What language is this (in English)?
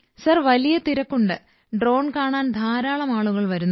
Malayalam